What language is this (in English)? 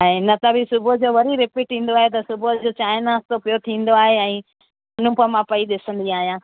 Sindhi